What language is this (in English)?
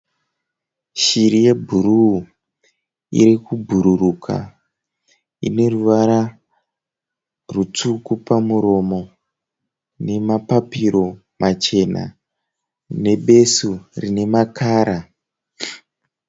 Shona